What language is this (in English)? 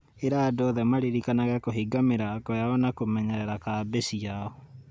Kikuyu